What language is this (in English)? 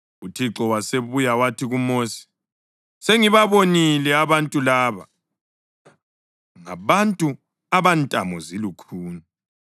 North Ndebele